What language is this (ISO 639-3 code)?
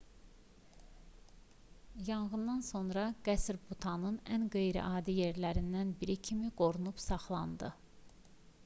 aze